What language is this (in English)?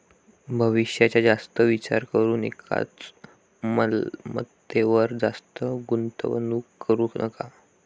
Marathi